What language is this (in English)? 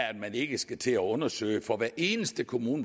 Danish